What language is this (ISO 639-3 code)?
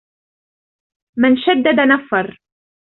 ara